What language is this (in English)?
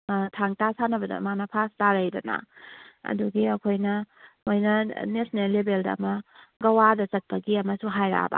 Manipuri